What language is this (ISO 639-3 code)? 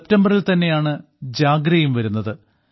mal